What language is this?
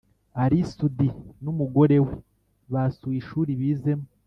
Kinyarwanda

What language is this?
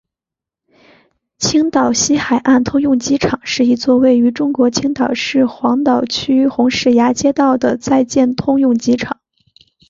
Chinese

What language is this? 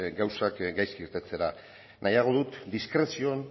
Basque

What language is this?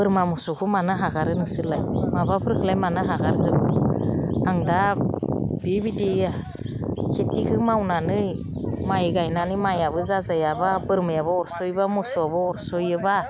Bodo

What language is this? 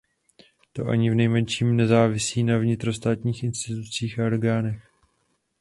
Czech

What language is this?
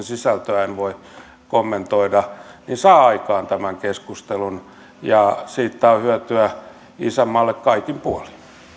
Finnish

